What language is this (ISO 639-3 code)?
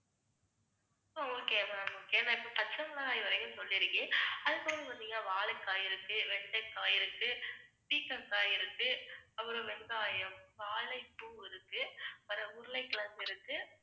tam